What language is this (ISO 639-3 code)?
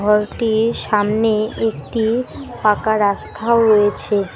ben